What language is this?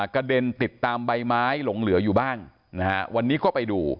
Thai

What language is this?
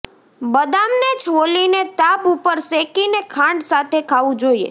Gujarati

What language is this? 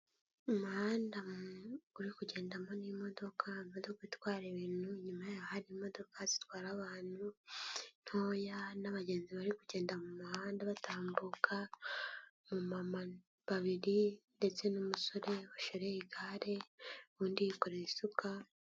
Kinyarwanda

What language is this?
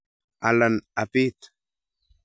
Kalenjin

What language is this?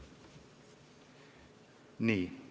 Estonian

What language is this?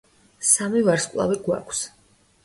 Georgian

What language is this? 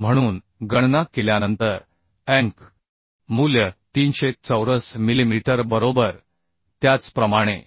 Marathi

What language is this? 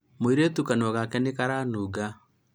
Kikuyu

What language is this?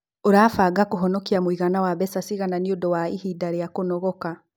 Kikuyu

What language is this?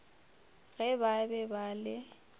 Northern Sotho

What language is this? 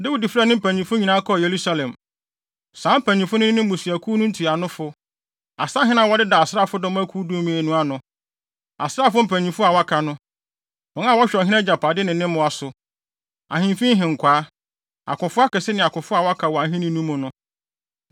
Akan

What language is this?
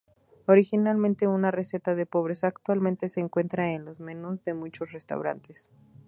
Spanish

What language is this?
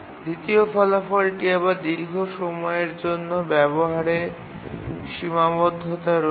Bangla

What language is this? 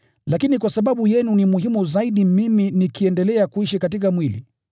Swahili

